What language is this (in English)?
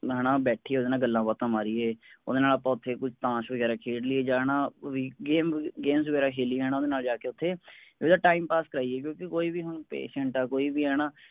Punjabi